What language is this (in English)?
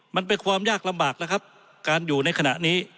Thai